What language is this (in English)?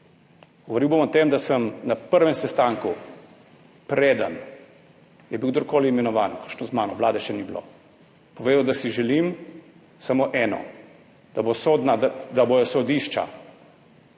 Slovenian